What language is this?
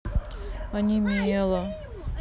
Russian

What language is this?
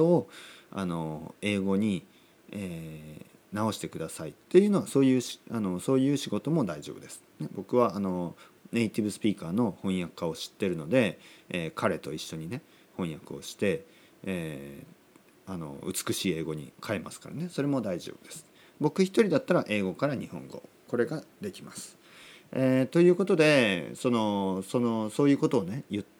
Japanese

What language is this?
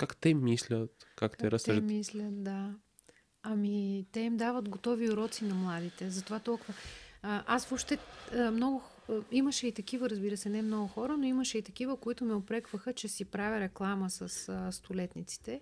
Bulgarian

